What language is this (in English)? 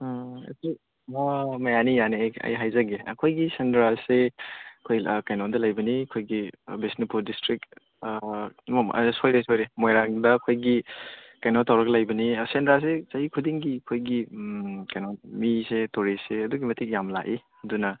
Manipuri